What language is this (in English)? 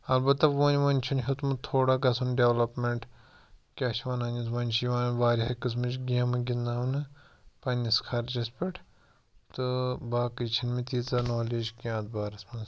Kashmiri